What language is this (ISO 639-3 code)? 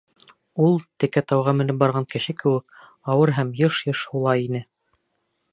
bak